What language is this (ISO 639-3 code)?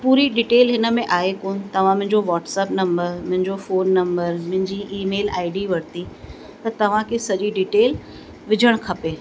snd